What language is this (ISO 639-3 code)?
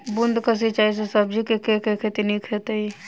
mai